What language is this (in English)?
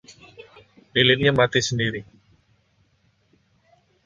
Indonesian